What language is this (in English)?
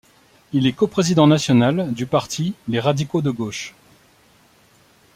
French